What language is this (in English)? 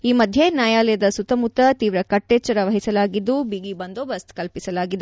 Kannada